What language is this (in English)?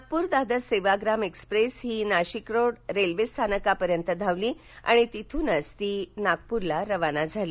Marathi